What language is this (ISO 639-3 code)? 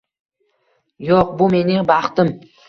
uzb